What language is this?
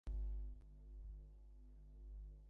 Bangla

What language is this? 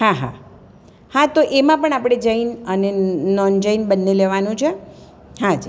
Gujarati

